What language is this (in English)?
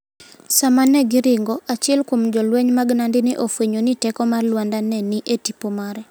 Luo (Kenya and Tanzania)